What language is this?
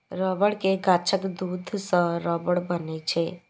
Maithili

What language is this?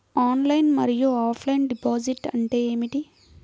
Telugu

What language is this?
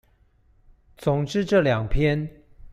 Chinese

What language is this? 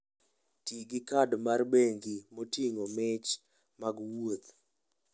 Luo (Kenya and Tanzania)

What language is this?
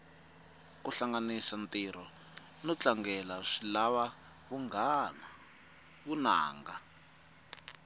Tsonga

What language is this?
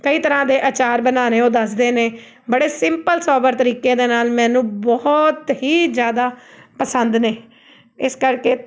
Punjabi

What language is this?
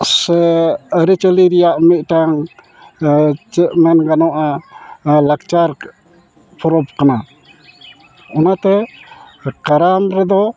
Santali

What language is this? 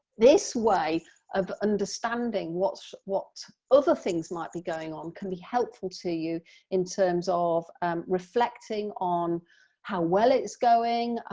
English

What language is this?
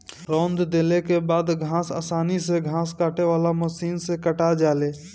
Bhojpuri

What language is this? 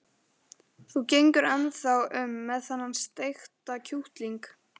Icelandic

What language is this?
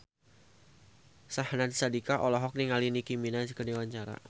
Sundanese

